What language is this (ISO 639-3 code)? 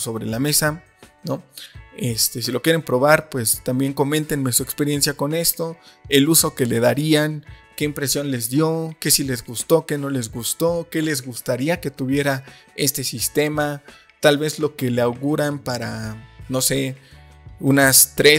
spa